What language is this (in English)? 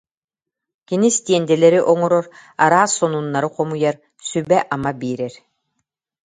Yakut